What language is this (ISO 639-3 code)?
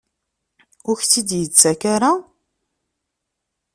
kab